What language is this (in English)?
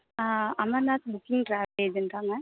Tamil